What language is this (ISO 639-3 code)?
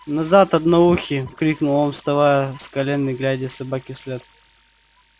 rus